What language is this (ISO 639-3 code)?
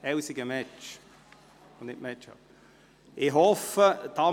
gsw